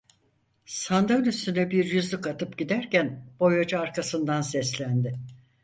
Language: Turkish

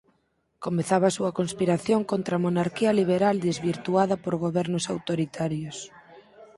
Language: Galician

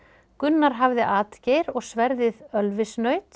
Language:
Icelandic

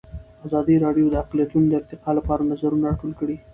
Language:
Pashto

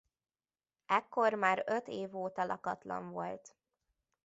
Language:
Hungarian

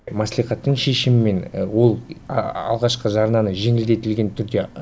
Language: Kazakh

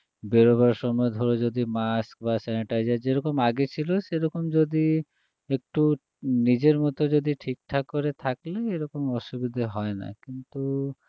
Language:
Bangla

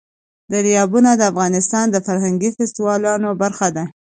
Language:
Pashto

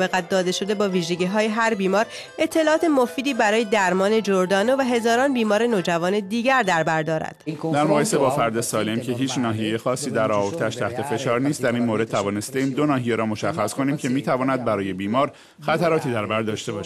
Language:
Persian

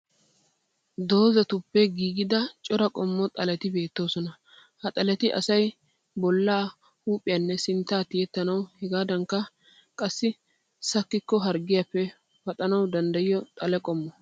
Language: Wolaytta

